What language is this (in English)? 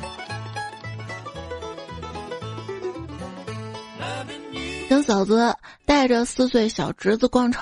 Chinese